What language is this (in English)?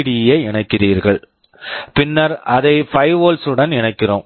Tamil